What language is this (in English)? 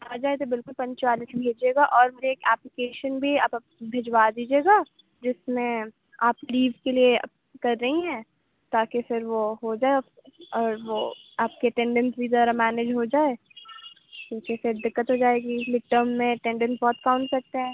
Urdu